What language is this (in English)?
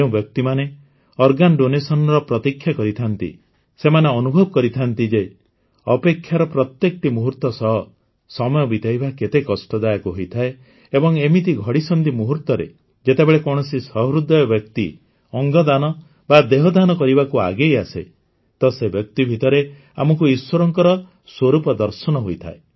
Odia